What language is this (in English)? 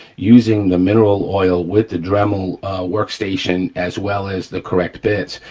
English